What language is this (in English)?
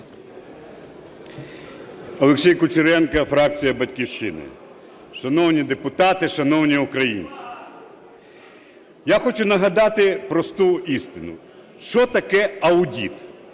Ukrainian